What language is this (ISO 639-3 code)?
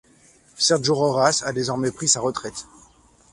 fra